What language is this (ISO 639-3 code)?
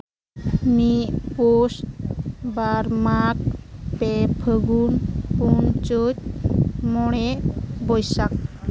sat